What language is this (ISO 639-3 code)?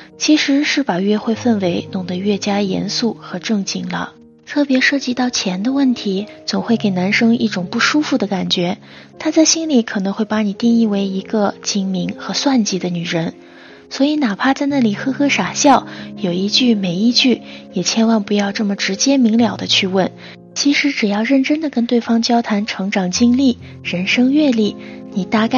zho